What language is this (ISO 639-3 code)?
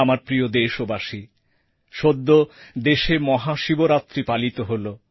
ben